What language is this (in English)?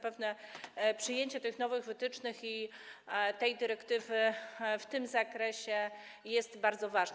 Polish